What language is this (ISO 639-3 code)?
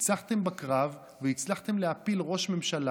heb